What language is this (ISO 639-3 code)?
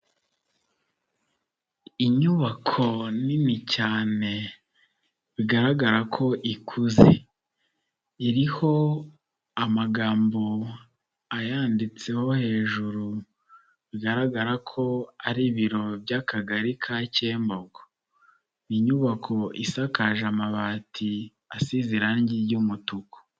kin